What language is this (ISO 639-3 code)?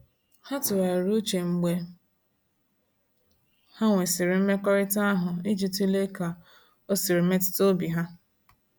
ibo